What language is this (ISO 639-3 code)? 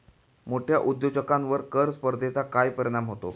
mar